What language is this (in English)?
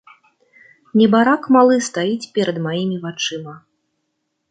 Belarusian